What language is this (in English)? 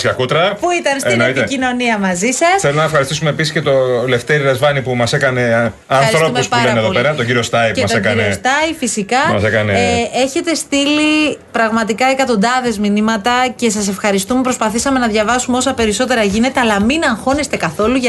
Greek